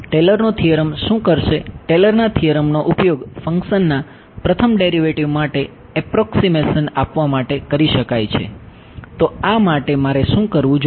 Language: Gujarati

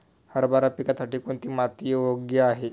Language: Marathi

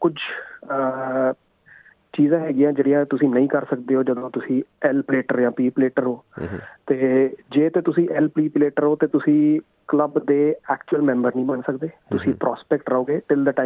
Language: Punjabi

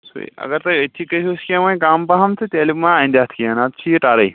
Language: Kashmiri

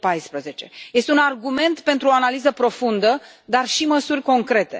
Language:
Romanian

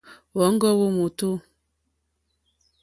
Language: Mokpwe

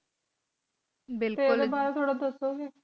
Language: Punjabi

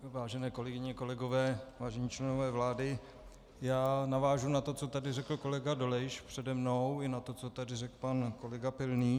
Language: Czech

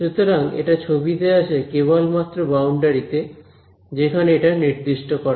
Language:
Bangla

